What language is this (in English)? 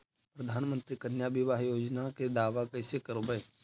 Magahi